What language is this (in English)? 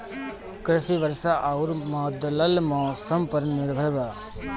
Bhojpuri